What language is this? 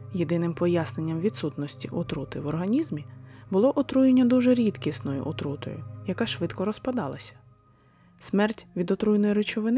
Ukrainian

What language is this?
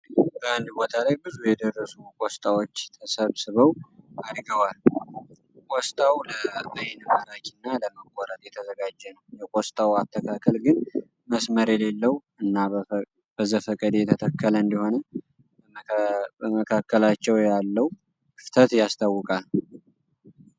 Amharic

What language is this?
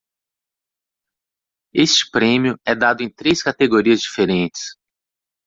Portuguese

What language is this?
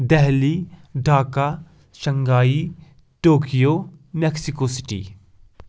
Kashmiri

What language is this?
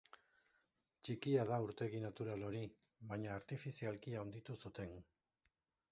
Basque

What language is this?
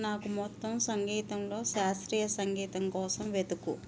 Telugu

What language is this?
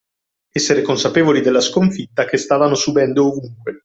Italian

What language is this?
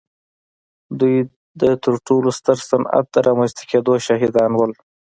Pashto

